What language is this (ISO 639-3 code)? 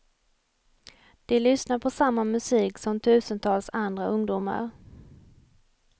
swe